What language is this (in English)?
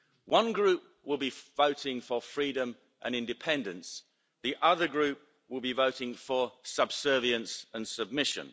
English